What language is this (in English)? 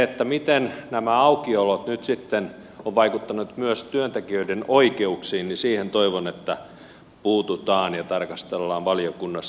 Finnish